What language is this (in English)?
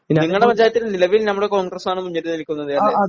Malayalam